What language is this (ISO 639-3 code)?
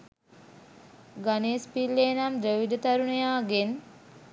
sin